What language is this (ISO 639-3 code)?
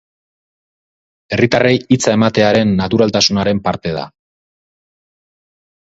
eus